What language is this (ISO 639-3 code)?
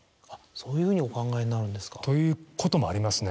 jpn